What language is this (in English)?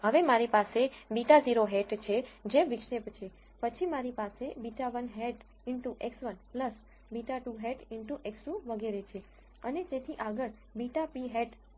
Gujarati